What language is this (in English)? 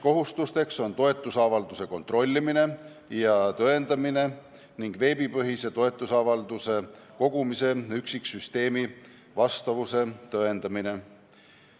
Estonian